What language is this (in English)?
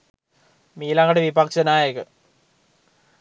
Sinhala